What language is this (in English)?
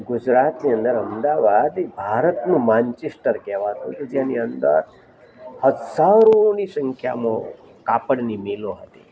Gujarati